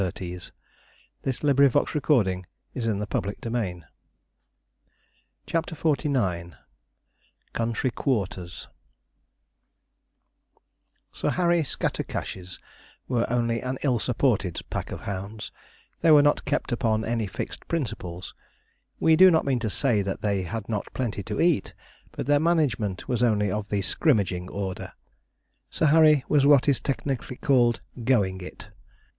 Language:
English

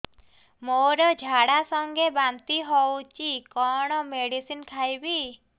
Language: Odia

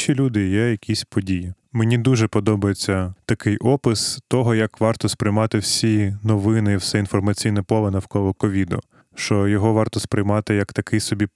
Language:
Ukrainian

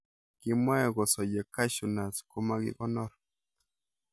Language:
Kalenjin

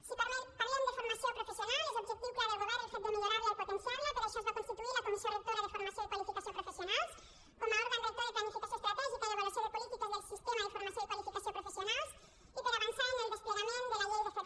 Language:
Catalan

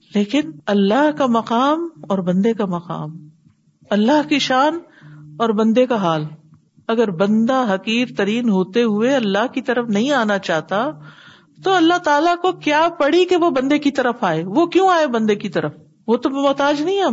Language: Urdu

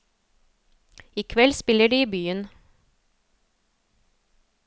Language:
Norwegian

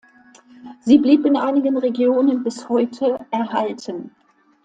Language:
German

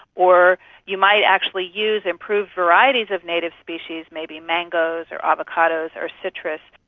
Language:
English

